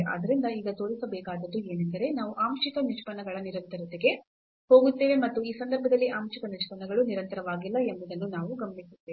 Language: Kannada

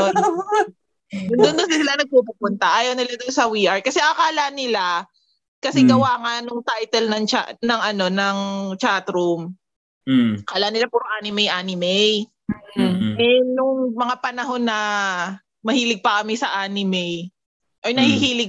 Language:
Filipino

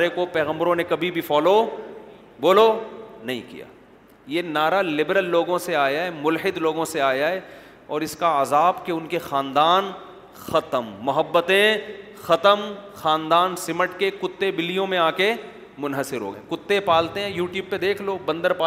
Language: Urdu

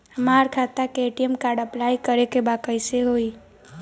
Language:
Bhojpuri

